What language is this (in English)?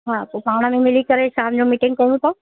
Sindhi